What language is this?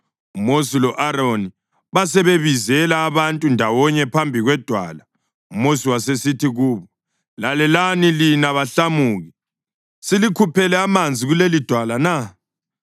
North Ndebele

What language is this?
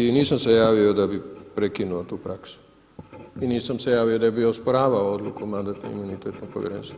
Croatian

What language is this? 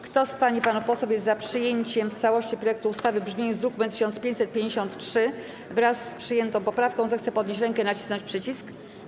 Polish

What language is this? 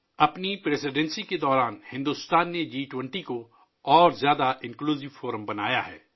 Urdu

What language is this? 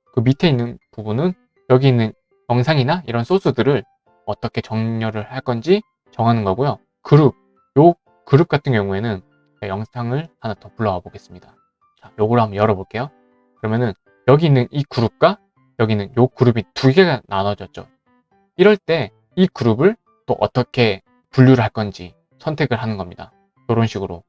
Korean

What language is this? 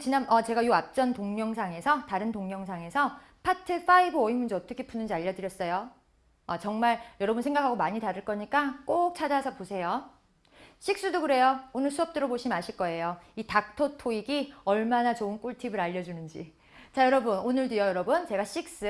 Korean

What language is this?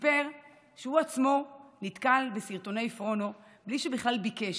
Hebrew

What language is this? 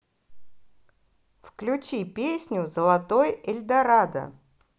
Russian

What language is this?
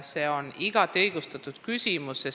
Estonian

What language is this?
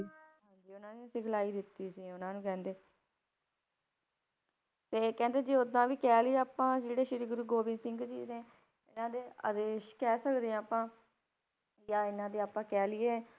Punjabi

